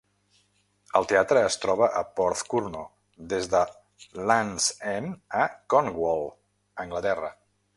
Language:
Catalan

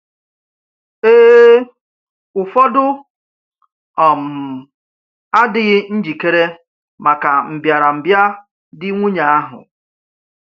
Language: Igbo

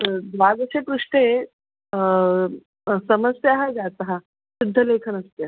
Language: Sanskrit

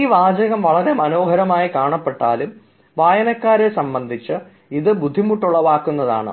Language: Malayalam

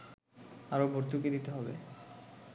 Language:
Bangla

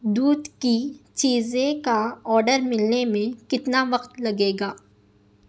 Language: Urdu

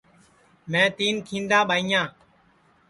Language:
Sansi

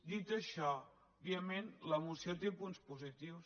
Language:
Catalan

